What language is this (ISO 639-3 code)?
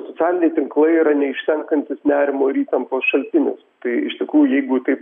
lit